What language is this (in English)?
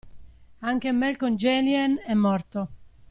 Italian